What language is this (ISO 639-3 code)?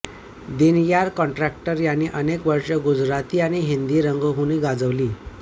mar